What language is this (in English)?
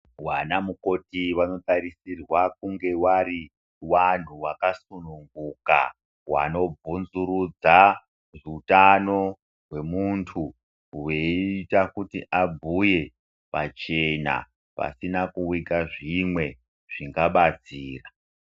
Ndau